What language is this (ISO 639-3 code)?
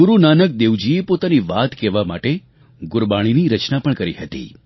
guj